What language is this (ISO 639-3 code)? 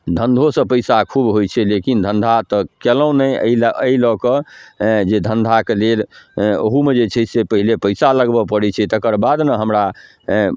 mai